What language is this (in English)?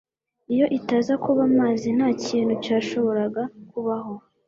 Kinyarwanda